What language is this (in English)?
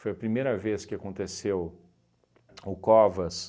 Portuguese